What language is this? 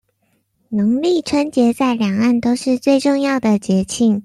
Chinese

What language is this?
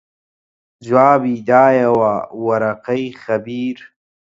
Central Kurdish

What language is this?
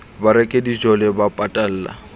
Southern Sotho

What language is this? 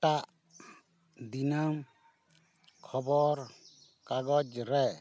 Santali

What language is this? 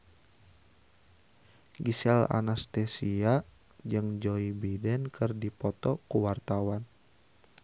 Sundanese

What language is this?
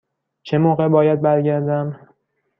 Persian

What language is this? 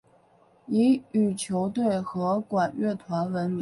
Chinese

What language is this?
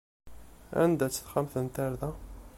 Kabyle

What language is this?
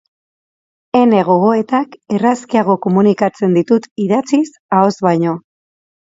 Basque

